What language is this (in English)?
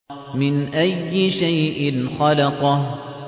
Arabic